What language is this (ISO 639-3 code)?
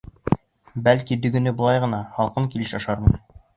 bak